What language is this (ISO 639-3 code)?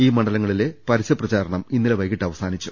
mal